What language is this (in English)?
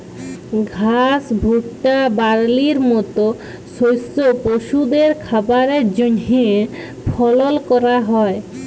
Bangla